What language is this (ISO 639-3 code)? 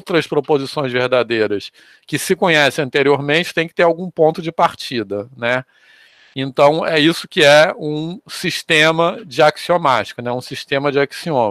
por